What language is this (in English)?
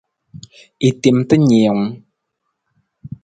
Nawdm